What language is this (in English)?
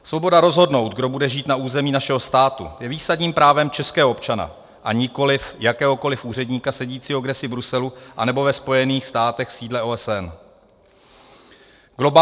Czech